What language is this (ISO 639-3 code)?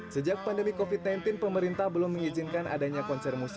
ind